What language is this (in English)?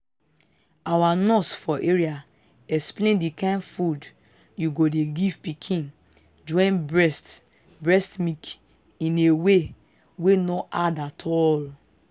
Nigerian Pidgin